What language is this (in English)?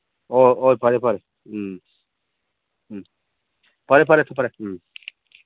Manipuri